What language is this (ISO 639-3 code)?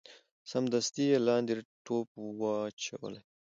pus